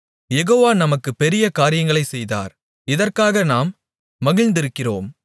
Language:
Tamil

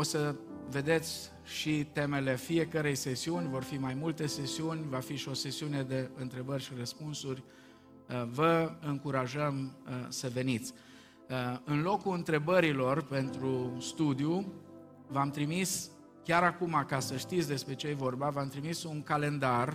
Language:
Romanian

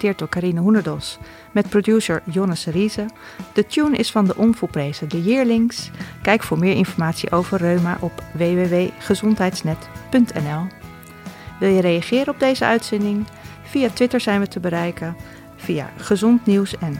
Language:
Dutch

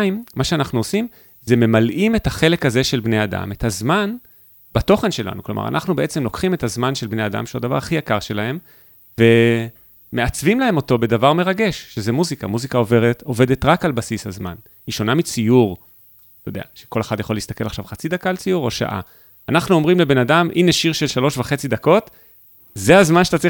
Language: Hebrew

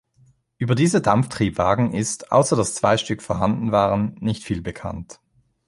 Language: German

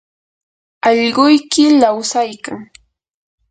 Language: Yanahuanca Pasco Quechua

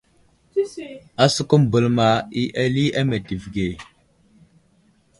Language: Wuzlam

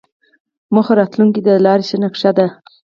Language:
Pashto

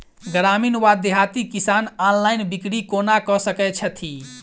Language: Maithili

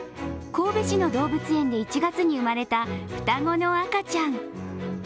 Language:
Japanese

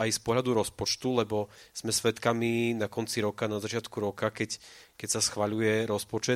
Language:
Slovak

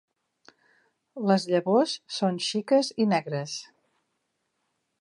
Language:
Catalan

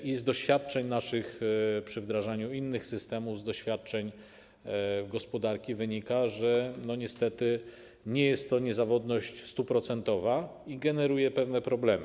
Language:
Polish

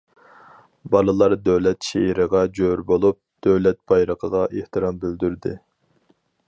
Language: Uyghur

